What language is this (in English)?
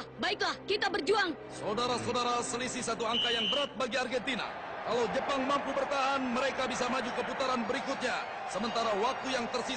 Indonesian